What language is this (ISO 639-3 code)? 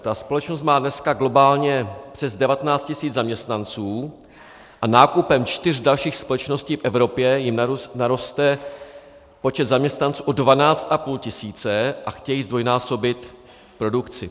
ces